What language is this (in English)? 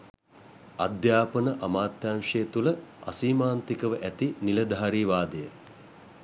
Sinhala